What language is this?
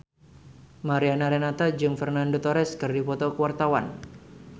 Sundanese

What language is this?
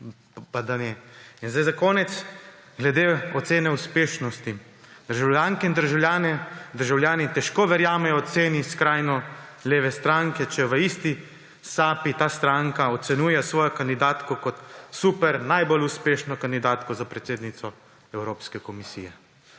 Slovenian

